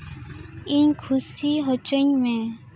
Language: Santali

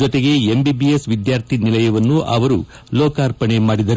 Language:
Kannada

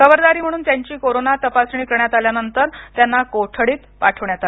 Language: Marathi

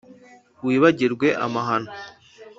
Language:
Kinyarwanda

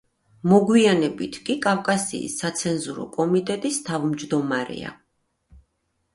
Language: Georgian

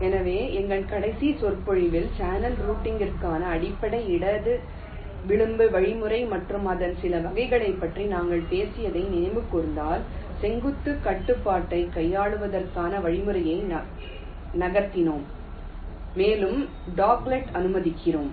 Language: Tamil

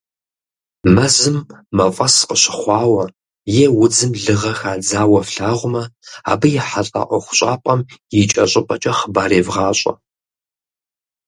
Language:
Kabardian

